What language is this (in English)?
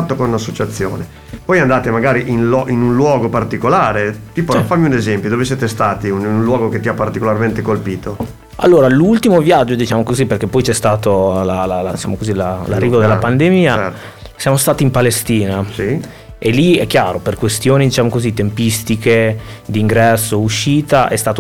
Italian